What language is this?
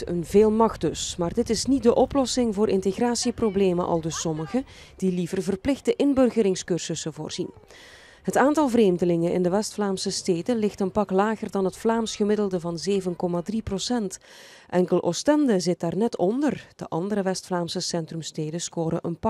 Dutch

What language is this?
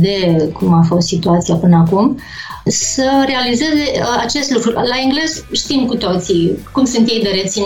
Romanian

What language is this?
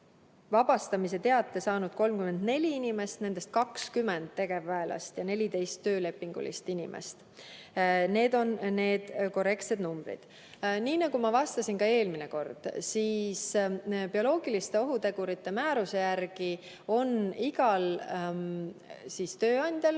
Estonian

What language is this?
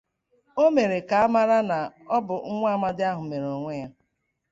Igbo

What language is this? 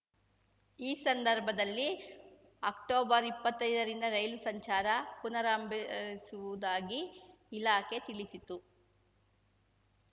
Kannada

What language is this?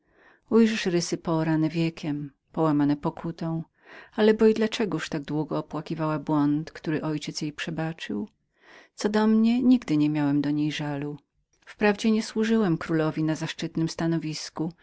Polish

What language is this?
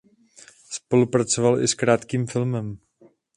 Czech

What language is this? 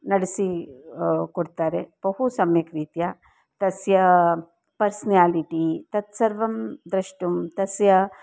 Sanskrit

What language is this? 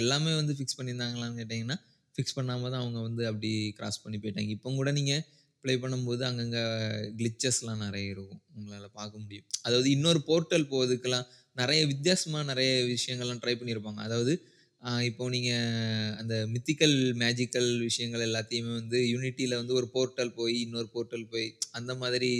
Tamil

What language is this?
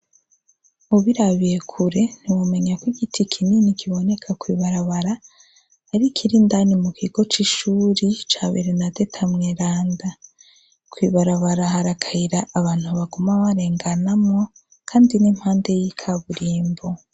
Rundi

